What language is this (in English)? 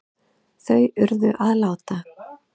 Icelandic